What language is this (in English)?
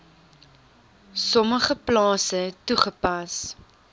Afrikaans